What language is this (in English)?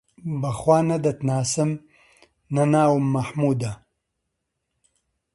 Central Kurdish